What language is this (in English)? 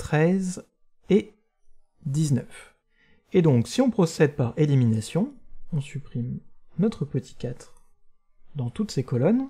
French